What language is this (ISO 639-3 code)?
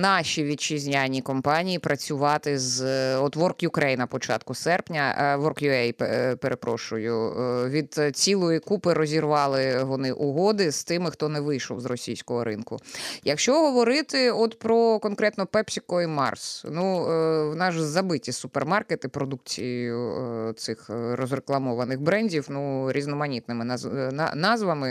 ukr